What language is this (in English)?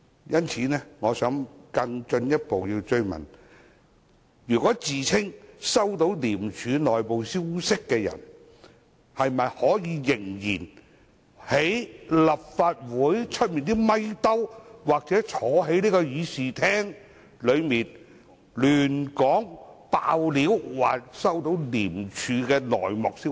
Cantonese